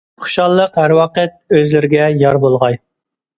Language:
Uyghur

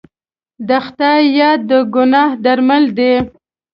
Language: Pashto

